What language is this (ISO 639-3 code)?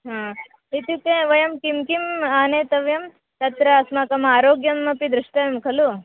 san